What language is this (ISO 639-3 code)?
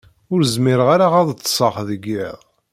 kab